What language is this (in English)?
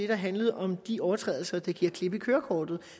Danish